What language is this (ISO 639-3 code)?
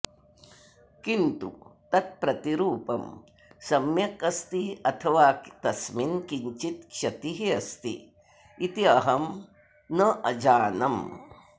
san